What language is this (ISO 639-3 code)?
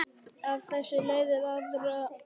isl